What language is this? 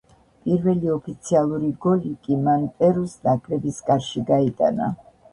Georgian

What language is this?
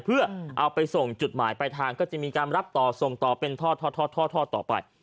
Thai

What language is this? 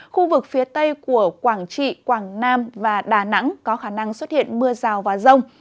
Vietnamese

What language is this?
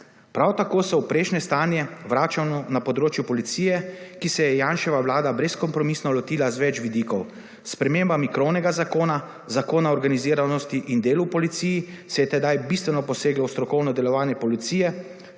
Slovenian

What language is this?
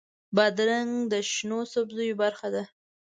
Pashto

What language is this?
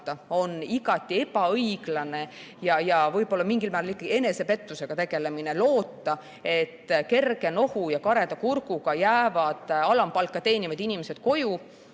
Estonian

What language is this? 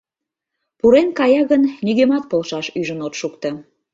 Mari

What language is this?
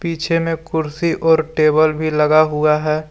Hindi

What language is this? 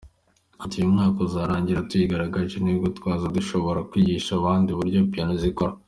Kinyarwanda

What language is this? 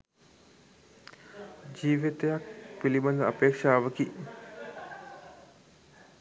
Sinhala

